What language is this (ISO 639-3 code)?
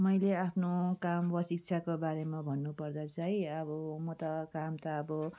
nep